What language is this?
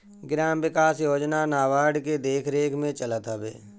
Bhojpuri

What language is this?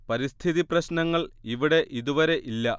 Malayalam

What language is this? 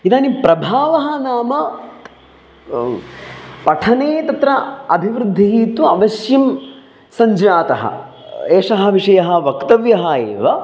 Sanskrit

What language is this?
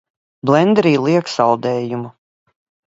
Latvian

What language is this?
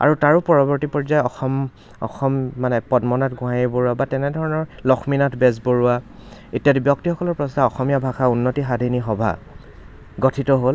Assamese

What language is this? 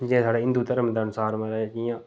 Dogri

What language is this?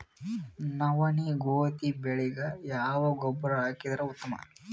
Kannada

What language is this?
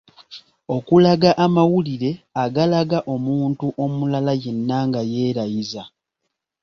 Ganda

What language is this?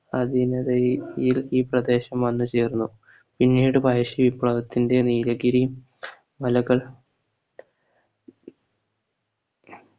Malayalam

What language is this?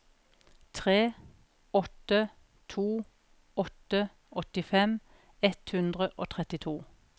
Norwegian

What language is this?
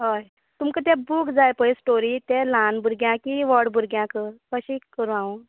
Konkani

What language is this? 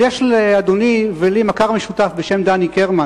Hebrew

